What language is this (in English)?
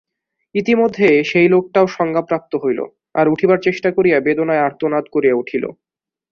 Bangla